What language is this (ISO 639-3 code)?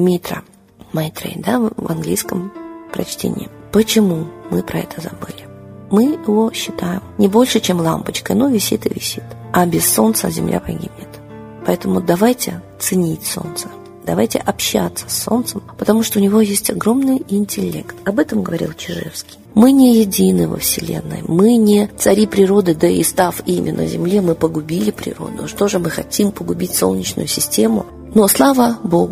rus